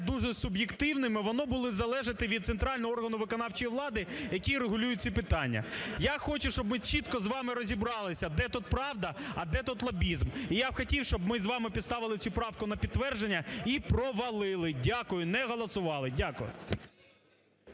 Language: Ukrainian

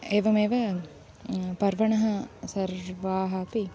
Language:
Sanskrit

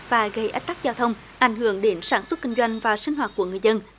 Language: Vietnamese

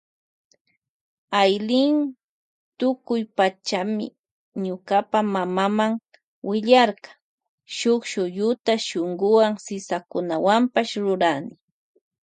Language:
Loja Highland Quichua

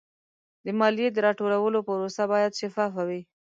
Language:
Pashto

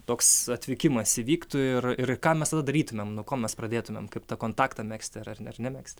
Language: Lithuanian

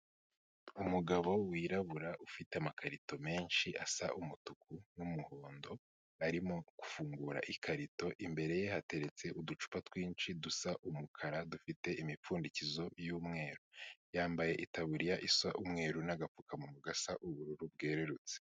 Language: Kinyarwanda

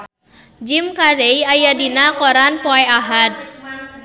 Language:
Sundanese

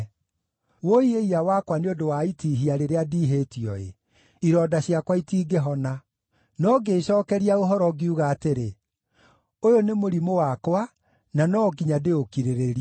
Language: Kikuyu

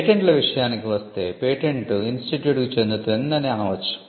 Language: Telugu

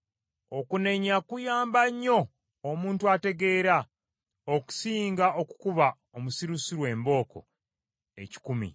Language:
Ganda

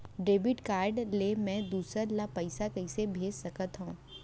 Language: Chhattisgarhi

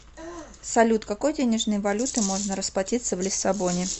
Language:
Russian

